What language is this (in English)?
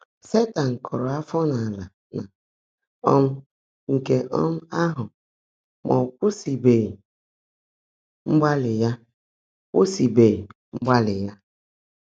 Igbo